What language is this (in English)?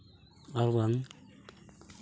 Santali